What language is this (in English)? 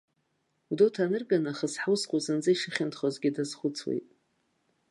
Abkhazian